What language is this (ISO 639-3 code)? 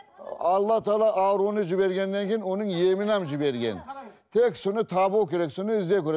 kaz